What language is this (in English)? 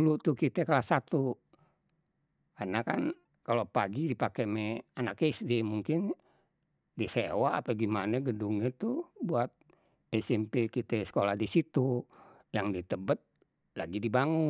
Betawi